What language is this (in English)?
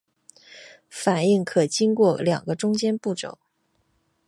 Chinese